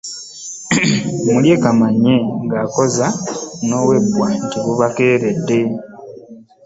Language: Ganda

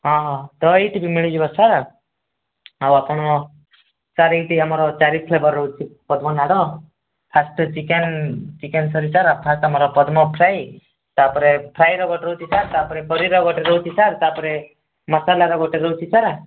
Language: Odia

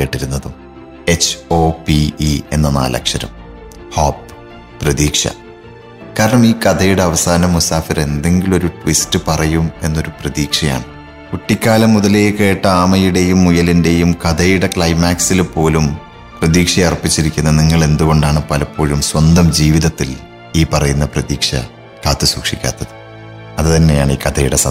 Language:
Malayalam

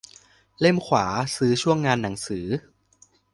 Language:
Thai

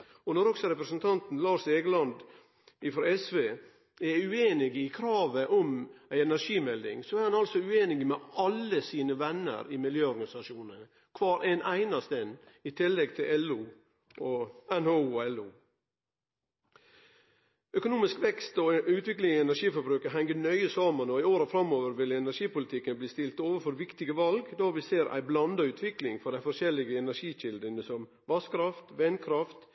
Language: Norwegian Nynorsk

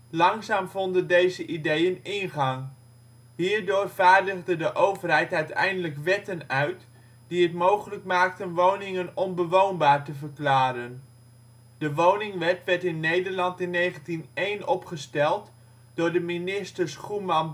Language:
Dutch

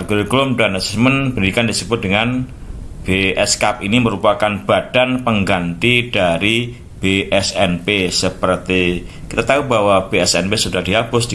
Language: Indonesian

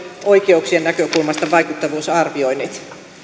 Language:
Finnish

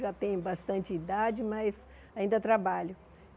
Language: Portuguese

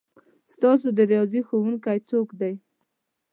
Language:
Pashto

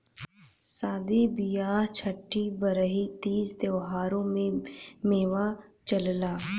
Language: Bhojpuri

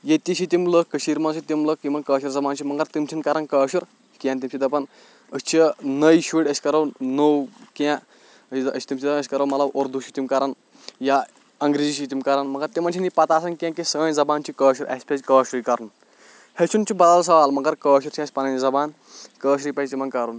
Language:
Kashmiri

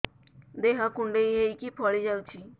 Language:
Odia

